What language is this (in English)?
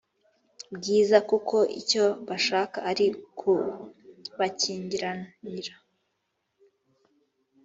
Kinyarwanda